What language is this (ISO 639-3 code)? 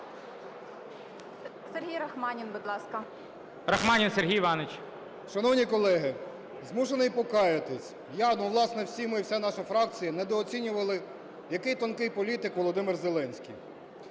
ukr